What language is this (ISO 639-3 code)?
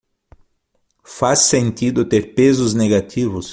por